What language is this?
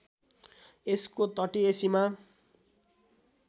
Nepali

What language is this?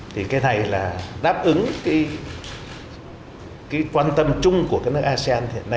Vietnamese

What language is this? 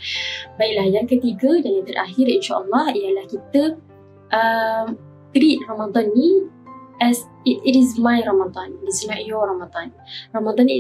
Malay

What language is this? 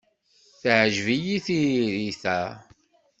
Kabyle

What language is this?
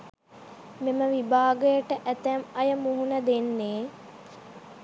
Sinhala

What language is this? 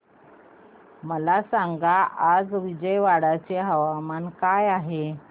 Marathi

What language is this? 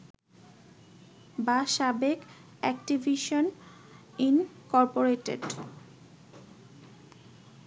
Bangla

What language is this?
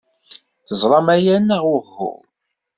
Kabyle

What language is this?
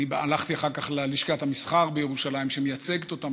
Hebrew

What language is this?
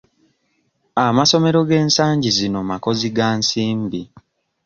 Ganda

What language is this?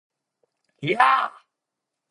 Korean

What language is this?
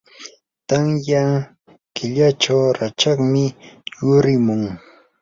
Yanahuanca Pasco Quechua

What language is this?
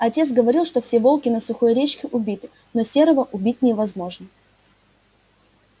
Russian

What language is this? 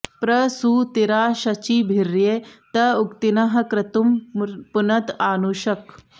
Sanskrit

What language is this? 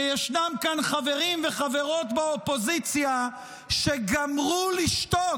Hebrew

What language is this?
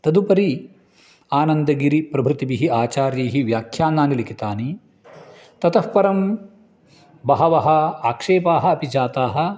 Sanskrit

